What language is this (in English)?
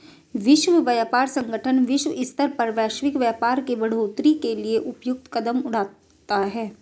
Hindi